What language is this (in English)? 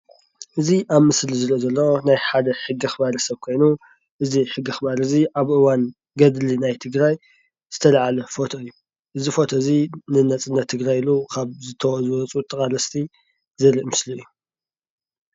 Tigrinya